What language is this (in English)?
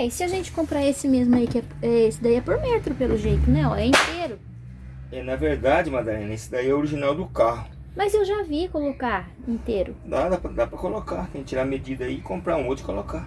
Portuguese